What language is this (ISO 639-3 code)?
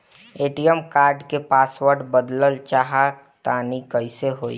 bho